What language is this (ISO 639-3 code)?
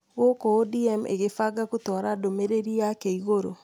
kik